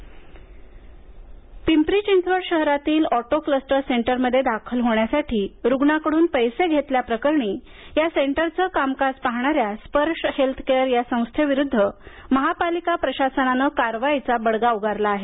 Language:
Marathi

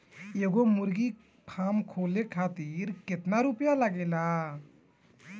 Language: Bhojpuri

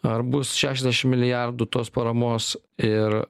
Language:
Lithuanian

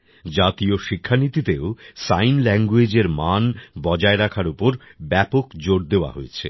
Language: Bangla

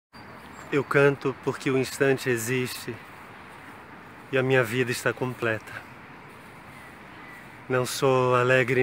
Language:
Portuguese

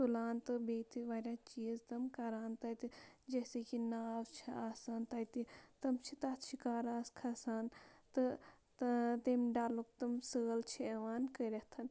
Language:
Kashmiri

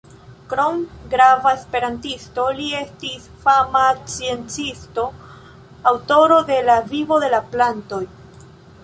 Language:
Esperanto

